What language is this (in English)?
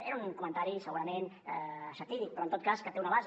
Catalan